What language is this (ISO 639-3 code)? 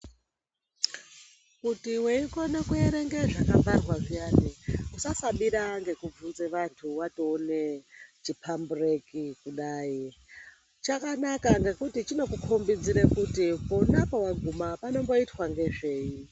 ndc